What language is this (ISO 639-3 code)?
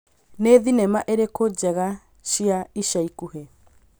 kik